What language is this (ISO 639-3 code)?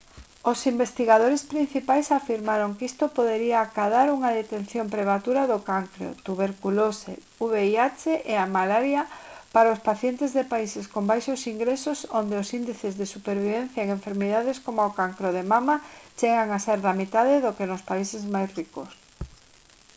glg